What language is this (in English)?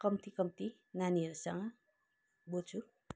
Nepali